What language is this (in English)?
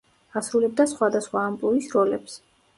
Georgian